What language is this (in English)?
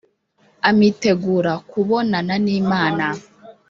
Kinyarwanda